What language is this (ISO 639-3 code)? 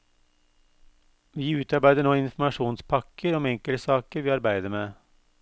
nor